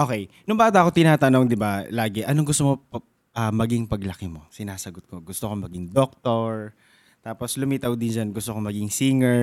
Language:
Filipino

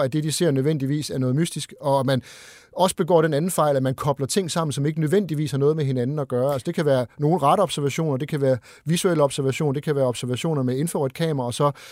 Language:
Danish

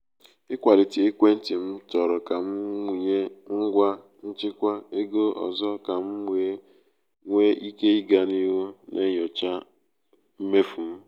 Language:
Igbo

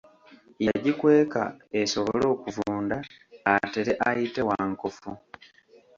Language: Ganda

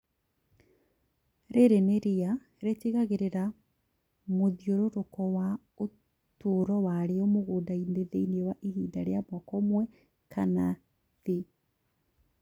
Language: Kikuyu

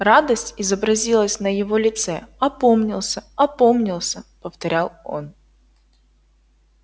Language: Russian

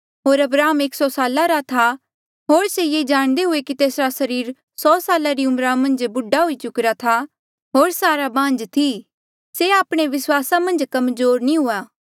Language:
Mandeali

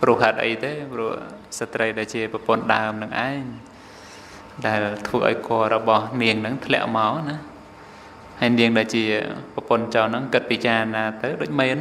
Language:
Thai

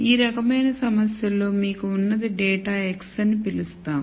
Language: Telugu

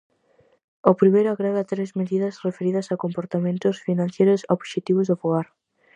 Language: Galician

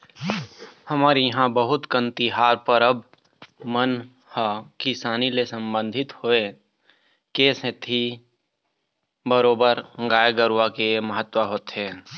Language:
Chhattisgarhi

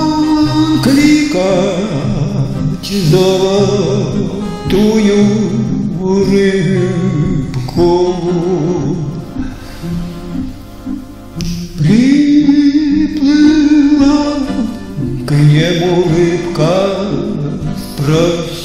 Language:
Romanian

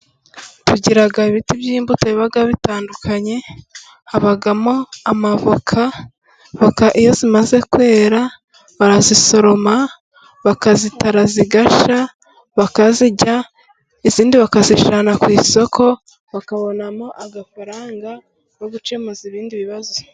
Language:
Kinyarwanda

